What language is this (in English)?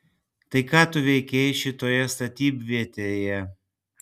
Lithuanian